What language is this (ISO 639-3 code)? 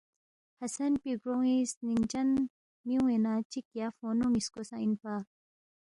bft